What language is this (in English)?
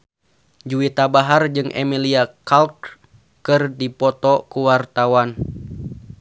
Sundanese